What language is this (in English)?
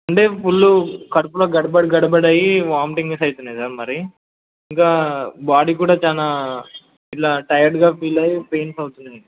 Telugu